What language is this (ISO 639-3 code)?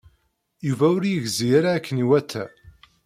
kab